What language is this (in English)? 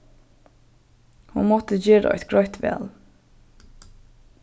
Faroese